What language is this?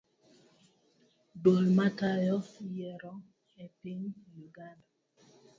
Luo (Kenya and Tanzania)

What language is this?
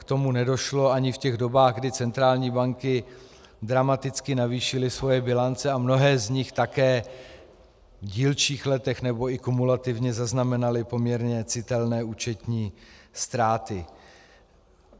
Czech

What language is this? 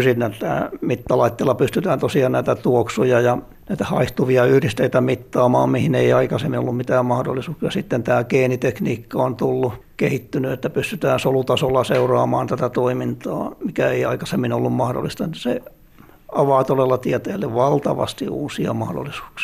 Finnish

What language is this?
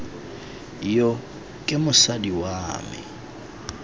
Tswana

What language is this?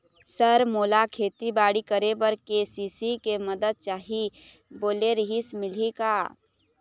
Chhattisgarhi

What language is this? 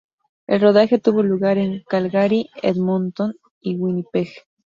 Spanish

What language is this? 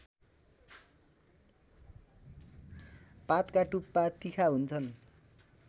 Nepali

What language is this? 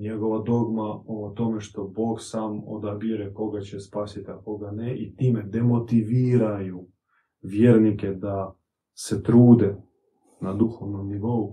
Croatian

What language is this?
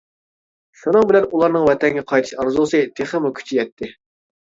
Uyghur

